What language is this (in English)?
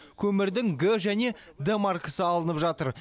Kazakh